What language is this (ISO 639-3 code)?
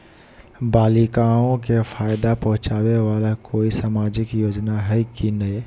mag